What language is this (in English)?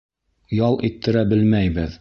Bashkir